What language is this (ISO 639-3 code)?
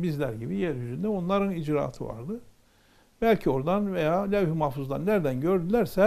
tur